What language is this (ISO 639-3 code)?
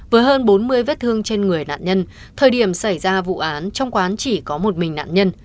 vie